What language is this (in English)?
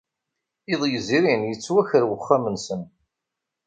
Kabyle